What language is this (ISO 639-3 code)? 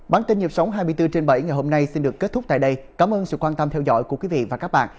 vie